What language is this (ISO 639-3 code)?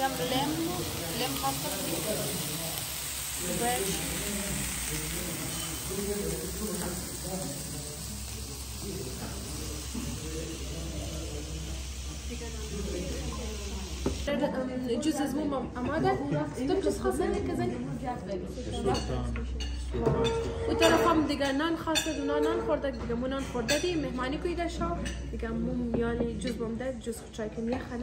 tur